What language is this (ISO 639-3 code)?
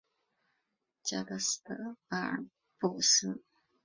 zho